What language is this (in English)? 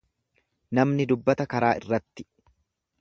Oromo